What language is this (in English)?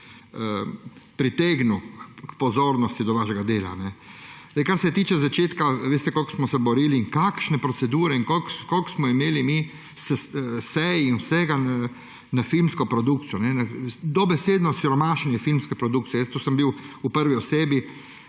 Slovenian